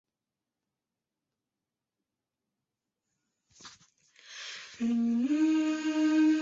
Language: Chinese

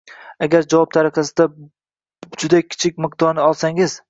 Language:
Uzbek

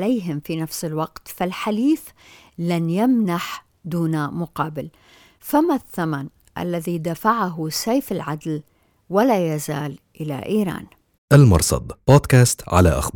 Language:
Arabic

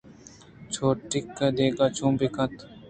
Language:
Eastern Balochi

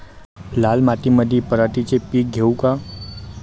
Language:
Marathi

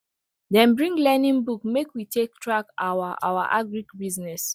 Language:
Nigerian Pidgin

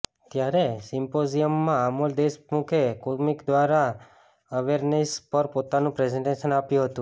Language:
Gujarati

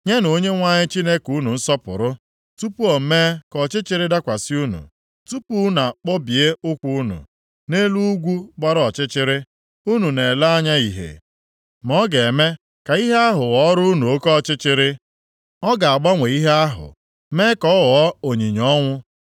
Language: Igbo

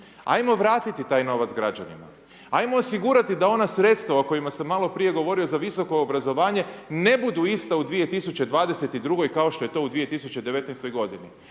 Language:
Croatian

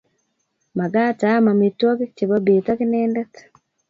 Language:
Kalenjin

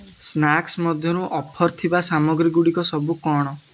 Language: Odia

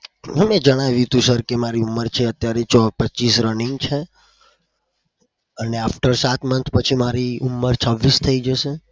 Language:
Gujarati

